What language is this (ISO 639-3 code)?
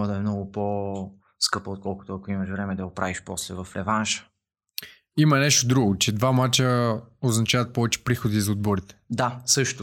bul